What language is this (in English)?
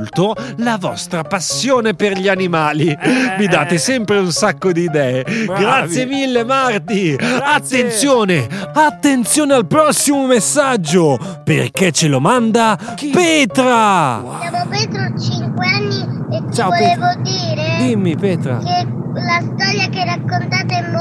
Italian